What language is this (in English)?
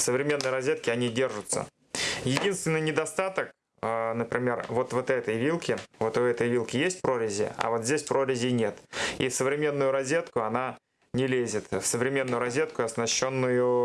Russian